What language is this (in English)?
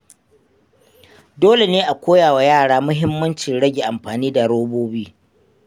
Hausa